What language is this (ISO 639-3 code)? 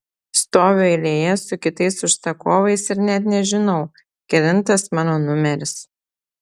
lit